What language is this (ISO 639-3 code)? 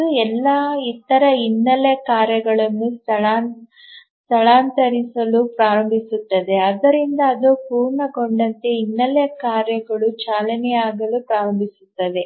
kan